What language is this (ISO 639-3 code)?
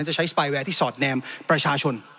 tha